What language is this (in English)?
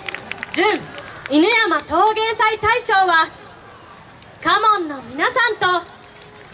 Japanese